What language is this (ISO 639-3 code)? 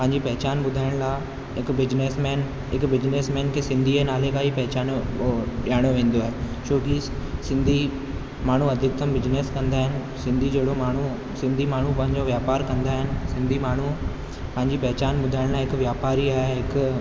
snd